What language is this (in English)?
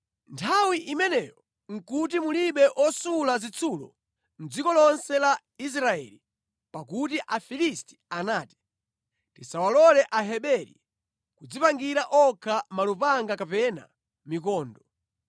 Nyanja